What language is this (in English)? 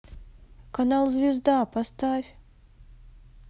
Russian